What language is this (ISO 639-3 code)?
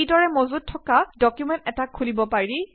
asm